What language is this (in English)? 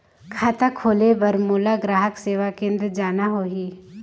Chhattisgarhi